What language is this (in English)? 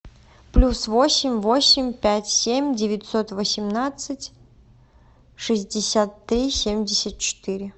Russian